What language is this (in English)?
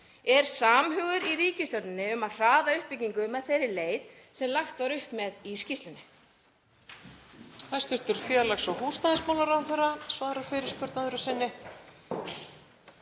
Icelandic